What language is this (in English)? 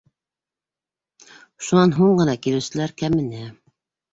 Bashkir